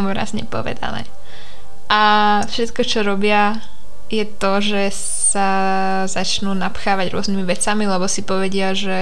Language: Slovak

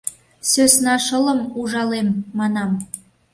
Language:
Mari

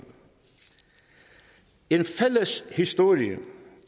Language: Danish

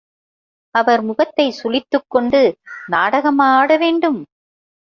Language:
Tamil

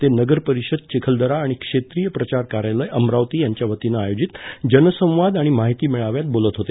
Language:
Marathi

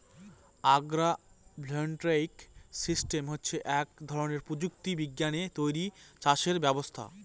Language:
Bangla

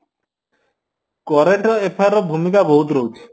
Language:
Odia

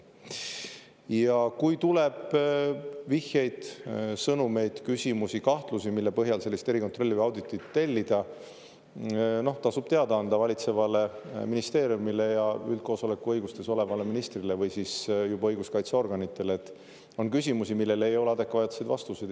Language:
Estonian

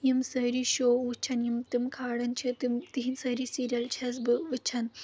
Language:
Kashmiri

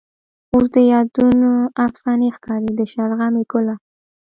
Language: Pashto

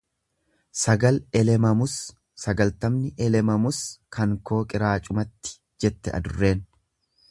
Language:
Oromo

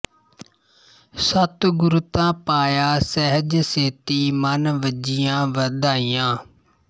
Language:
Punjabi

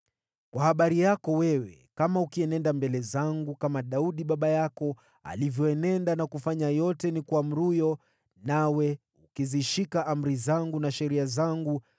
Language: Swahili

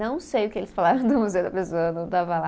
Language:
Portuguese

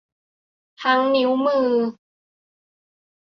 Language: Thai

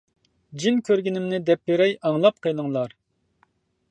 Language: Uyghur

